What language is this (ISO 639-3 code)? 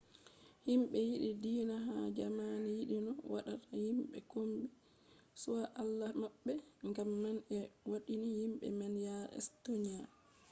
ful